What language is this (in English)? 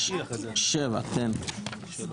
Hebrew